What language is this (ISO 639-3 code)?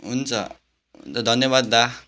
nep